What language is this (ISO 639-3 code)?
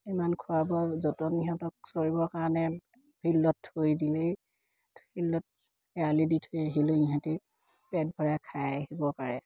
asm